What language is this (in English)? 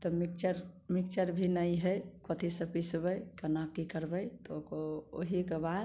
Maithili